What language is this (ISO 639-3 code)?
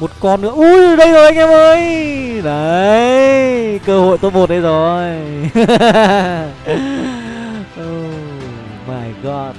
vie